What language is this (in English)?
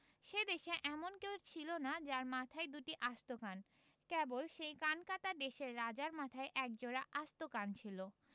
Bangla